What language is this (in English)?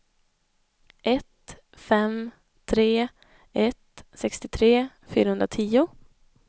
Swedish